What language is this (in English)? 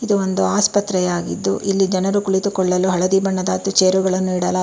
Kannada